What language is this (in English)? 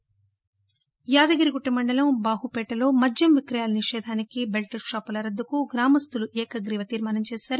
Telugu